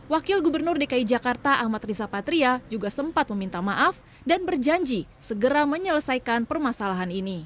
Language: Indonesian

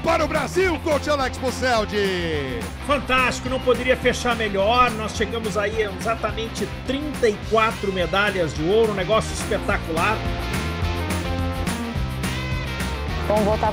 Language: Portuguese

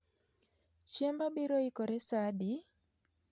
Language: Luo (Kenya and Tanzania)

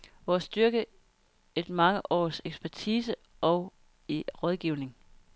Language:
Danish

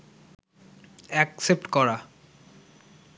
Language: Bangla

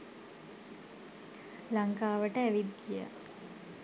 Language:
Sinhala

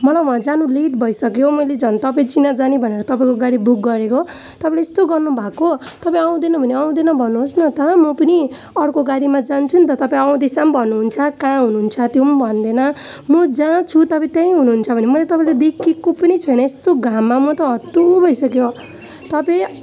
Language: Nepali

